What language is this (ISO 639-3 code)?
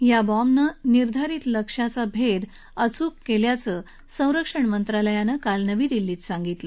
mar